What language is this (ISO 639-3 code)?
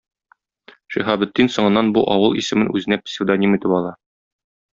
tat